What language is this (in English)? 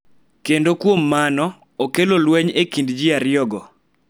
Luo (Kenya and Tanzania)